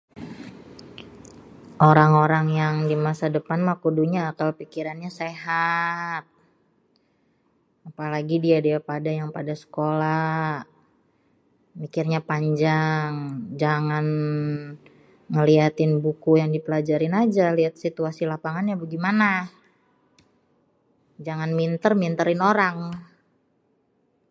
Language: Betawi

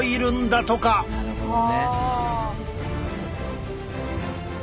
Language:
Japanese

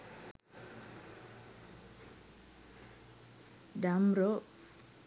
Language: Sinhala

